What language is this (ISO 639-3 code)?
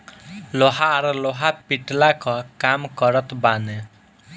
bho